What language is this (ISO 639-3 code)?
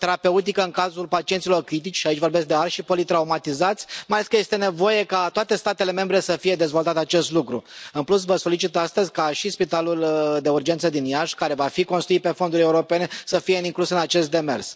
ron